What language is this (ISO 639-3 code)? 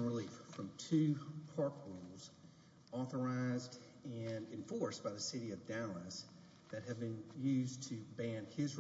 eng